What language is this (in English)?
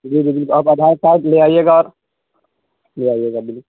Urdu